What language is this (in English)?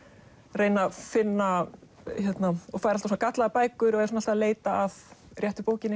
Icelandic